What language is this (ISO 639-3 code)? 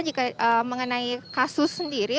ind